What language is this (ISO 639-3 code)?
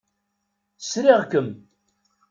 kab